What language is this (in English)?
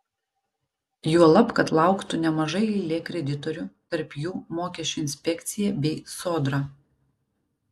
Lithuanian